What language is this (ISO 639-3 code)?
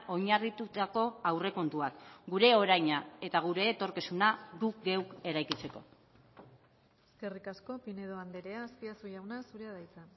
eus